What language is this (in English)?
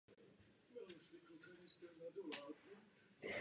Czech